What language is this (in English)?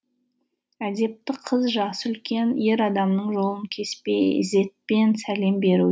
Kazakh